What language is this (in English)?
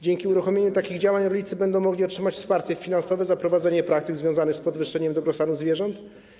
Polish